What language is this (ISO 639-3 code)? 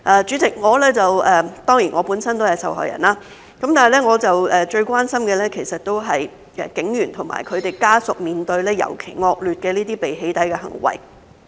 yue